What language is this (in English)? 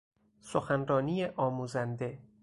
Persian